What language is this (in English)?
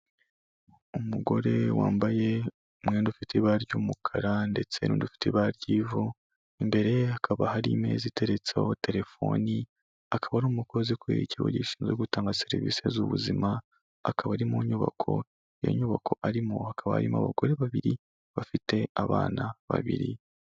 Kinyarwanda